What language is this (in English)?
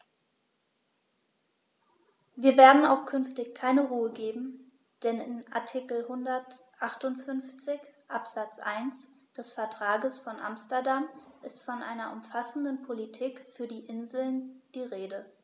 German